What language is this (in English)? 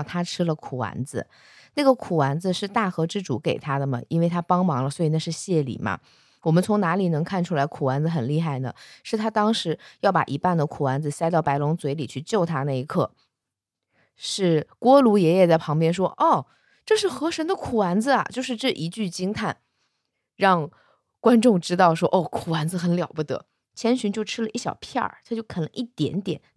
Chinese